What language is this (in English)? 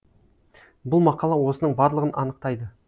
Kazakh